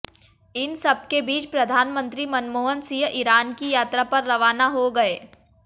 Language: Hindi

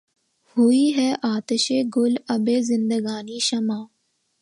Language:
Urdu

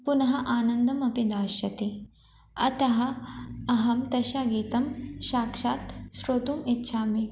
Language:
Sanskrit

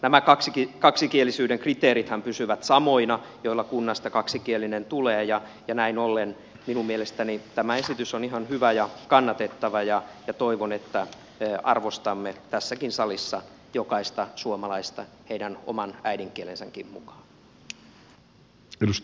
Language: Finnish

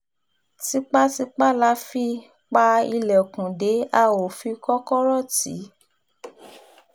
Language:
Yoruba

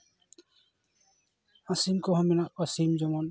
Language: Santali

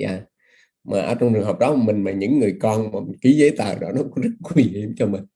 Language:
Vietnamese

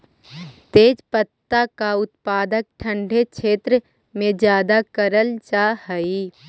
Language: Magahi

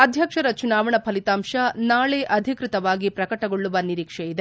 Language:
Kannada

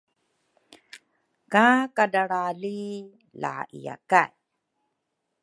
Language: Rukai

